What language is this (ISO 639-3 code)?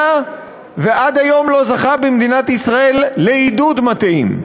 heb